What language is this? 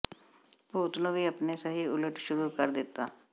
Punjabi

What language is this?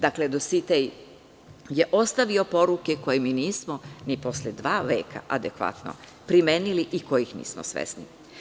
Serbian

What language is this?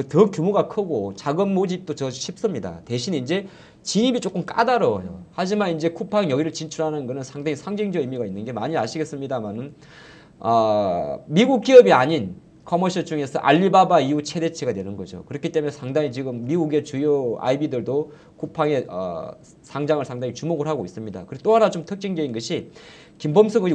Korean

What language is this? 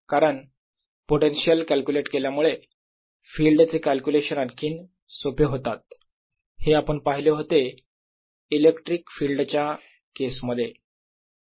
Marathi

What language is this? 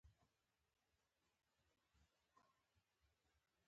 Pashto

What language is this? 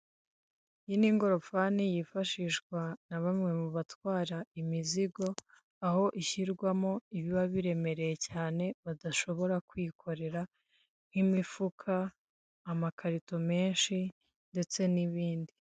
Kinyarwanda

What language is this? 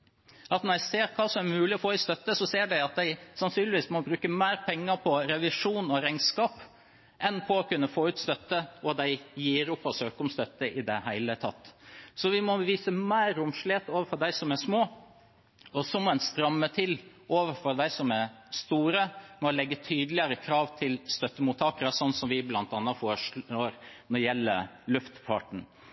Norwegian Bokmål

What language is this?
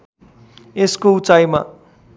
Nepali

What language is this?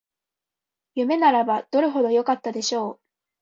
Japanese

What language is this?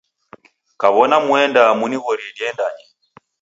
Taita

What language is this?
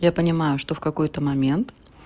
Russian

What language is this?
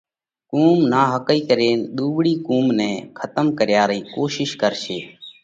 Parkari Koli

